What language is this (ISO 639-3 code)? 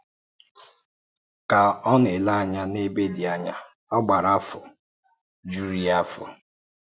ibo